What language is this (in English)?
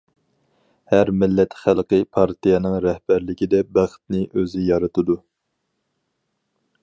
Uyghur